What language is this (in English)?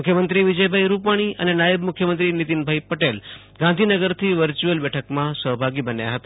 Gujarati